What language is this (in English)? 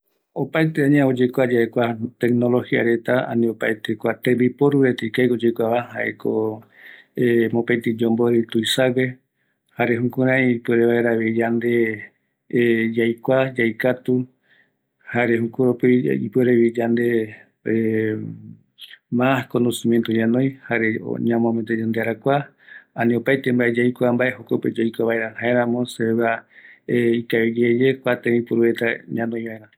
Eastern Bolivian Guaraní